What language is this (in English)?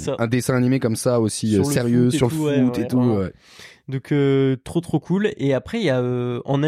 French